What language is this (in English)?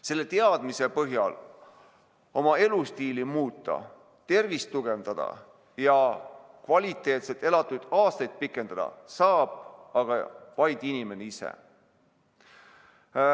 Estonian